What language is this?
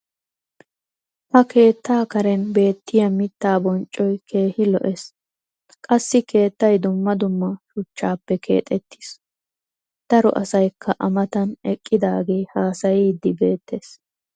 Wolaytta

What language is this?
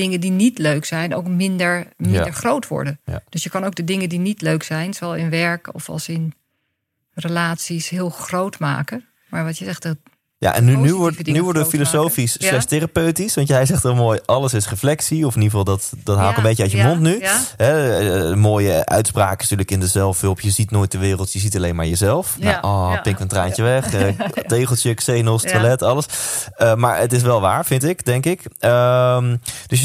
Dutch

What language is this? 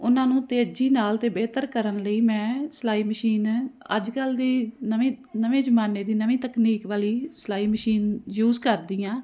Punjabi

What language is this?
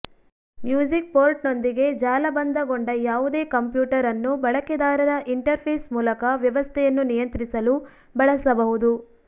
Kannada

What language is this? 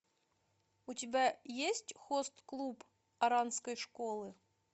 Russian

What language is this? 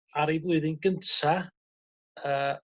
Welsh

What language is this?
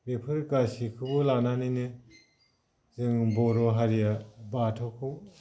Bodo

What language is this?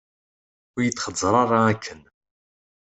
Kabyle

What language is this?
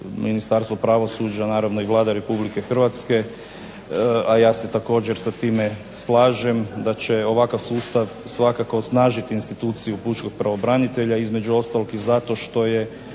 Croatian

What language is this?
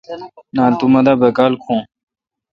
Kalkoti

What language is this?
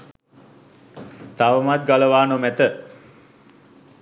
Sinhala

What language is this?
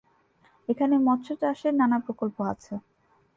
Bangla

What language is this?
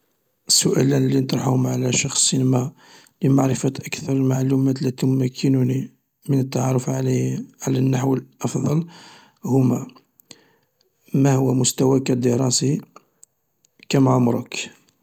Algerian Arabic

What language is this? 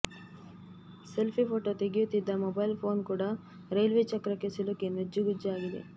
Kannada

